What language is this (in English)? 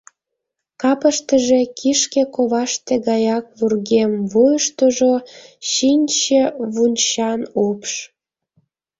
Mari